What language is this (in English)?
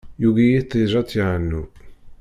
Kabyle